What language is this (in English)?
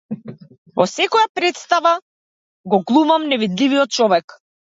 Macedonian